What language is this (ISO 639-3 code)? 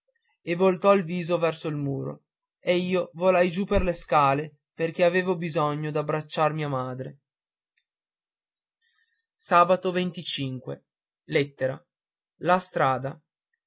ita